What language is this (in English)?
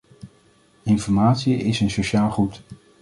Dutch